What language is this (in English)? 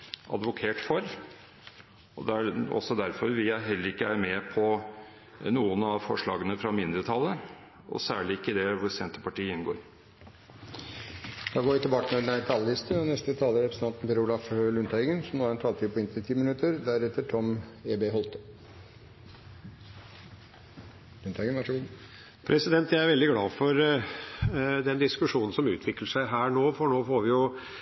Norwegian